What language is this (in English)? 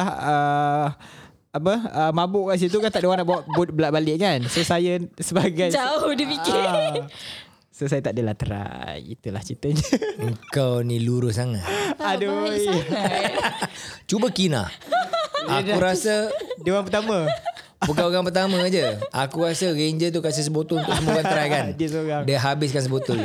Malay